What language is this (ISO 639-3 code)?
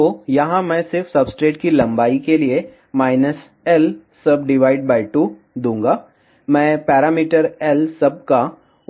hin